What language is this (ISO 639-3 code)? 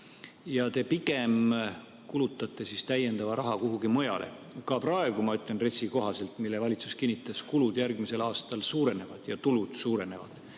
est